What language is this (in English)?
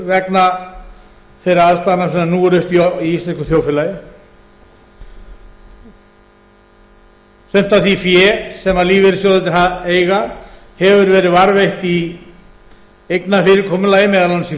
Icelandic